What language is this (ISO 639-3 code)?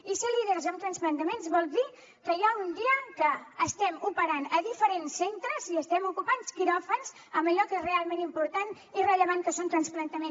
cat